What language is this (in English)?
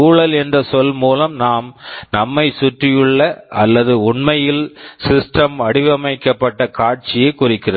Tamil